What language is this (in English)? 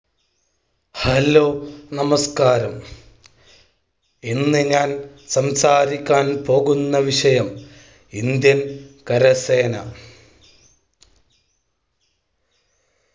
Malayalam